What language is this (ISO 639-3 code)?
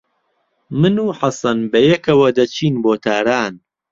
ckb